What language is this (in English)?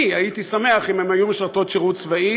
Hebrew